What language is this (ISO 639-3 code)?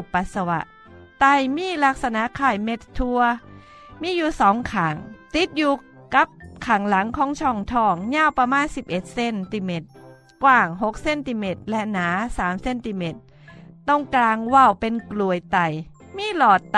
tha